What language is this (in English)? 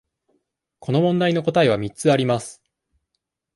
Japanese